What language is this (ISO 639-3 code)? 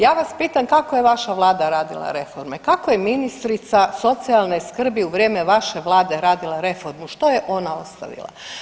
hrv